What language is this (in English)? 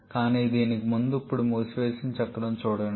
Telugu